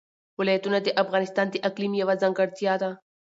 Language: Pashto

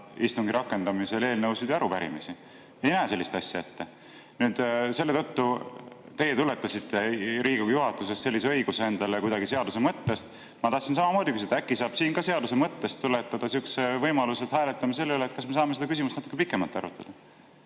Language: Estonian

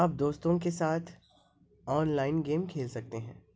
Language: Urdu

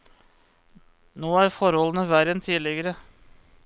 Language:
Norwegian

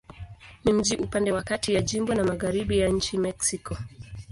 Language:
Swahili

